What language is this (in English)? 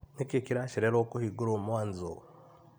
Kikuyu